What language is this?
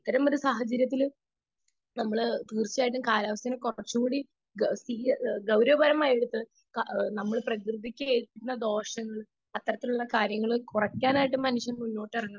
Malayalam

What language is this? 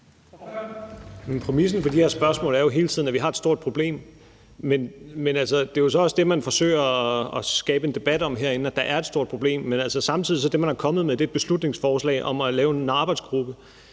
Danish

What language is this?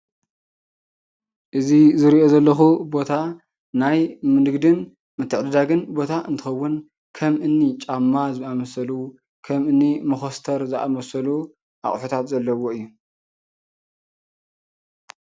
Tigrinya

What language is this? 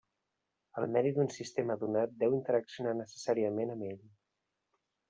Catalan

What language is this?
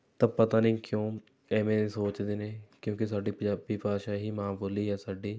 Punjabi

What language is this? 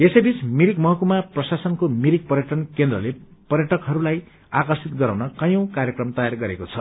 Nepali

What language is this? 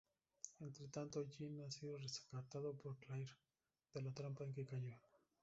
Spanish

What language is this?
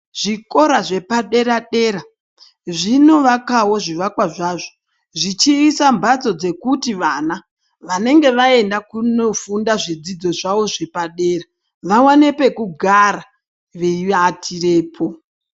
Ndau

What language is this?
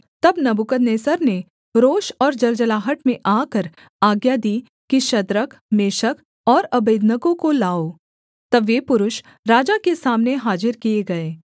Hindi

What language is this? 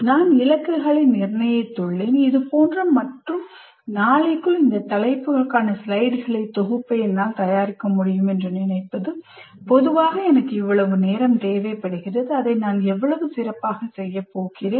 Tamil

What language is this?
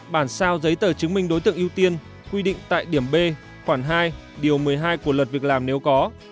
Vietnamese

